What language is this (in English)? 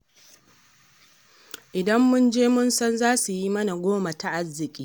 Hausa